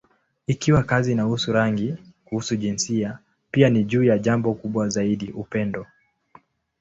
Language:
Swahili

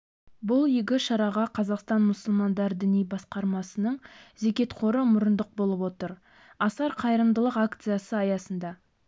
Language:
Kazakh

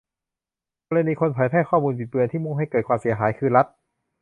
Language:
Thai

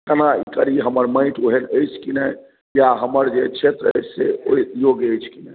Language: Maithili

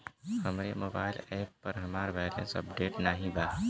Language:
Bhojpuri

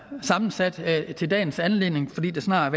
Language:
Danish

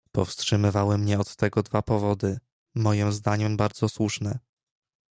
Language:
Polish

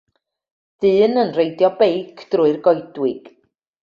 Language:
Welsh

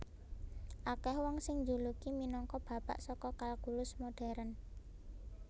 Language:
Javanese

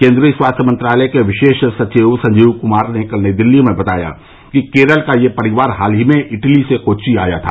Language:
Hindi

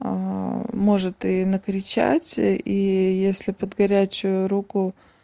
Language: Russian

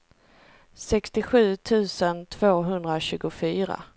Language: Swedish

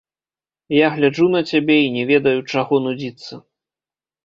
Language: Belarusian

